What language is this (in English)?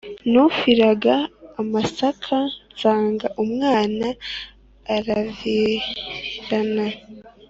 Kinyarwanda